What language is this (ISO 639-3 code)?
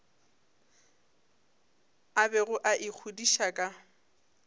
nso